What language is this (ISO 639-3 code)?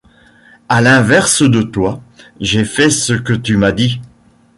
fra